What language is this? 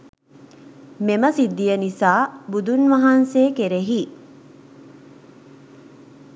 Sinhala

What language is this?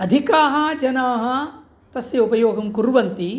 Sanskrit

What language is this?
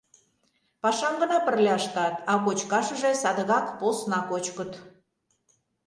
Mari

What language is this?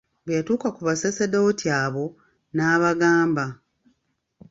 Ganda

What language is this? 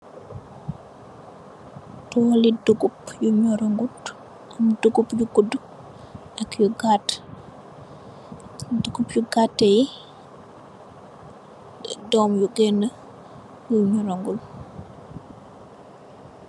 Wolof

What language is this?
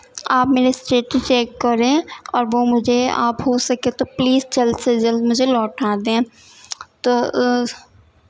Urdu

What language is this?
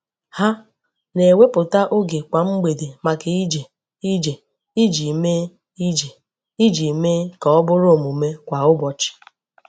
Igbo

